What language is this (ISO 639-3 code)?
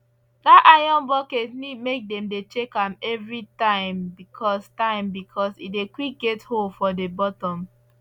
pcm